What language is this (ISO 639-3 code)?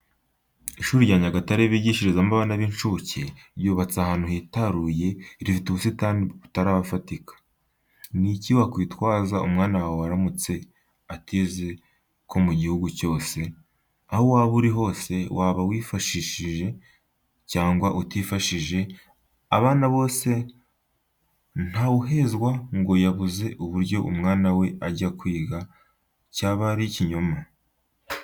kin